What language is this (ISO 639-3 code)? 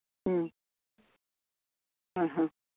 mni